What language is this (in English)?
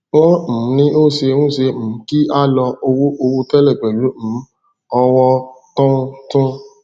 Yoruba